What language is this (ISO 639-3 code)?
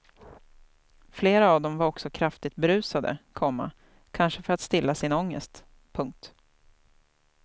swe